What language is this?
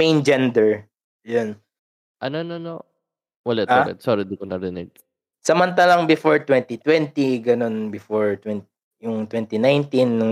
Filipino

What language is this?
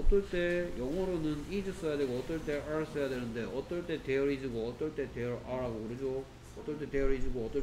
Korean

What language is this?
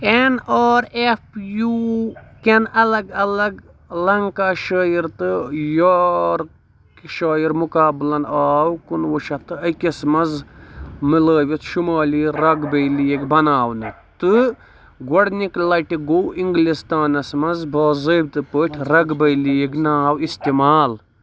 Kashmiri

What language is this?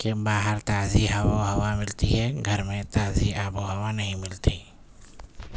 Urdu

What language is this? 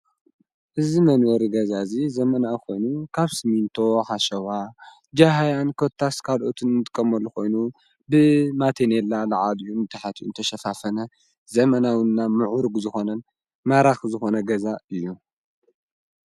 Tigrinya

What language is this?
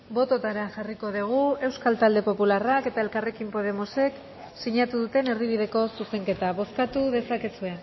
Basque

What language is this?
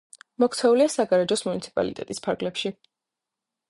Georgian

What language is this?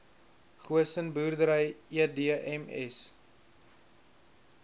Afrikaans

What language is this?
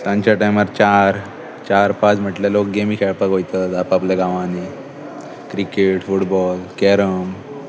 Konkani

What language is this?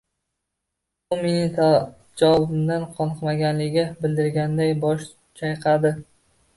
Uzbek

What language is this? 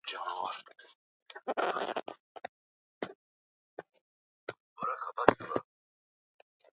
Swahili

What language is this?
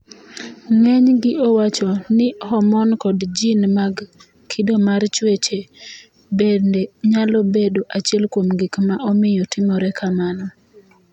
Luo (Kenya and Tanzania)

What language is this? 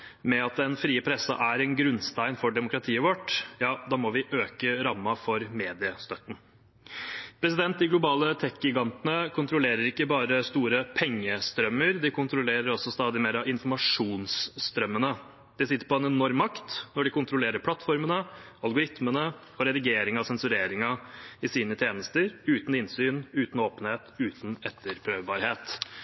Norwegian Bokmål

